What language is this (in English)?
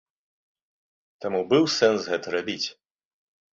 Belarusian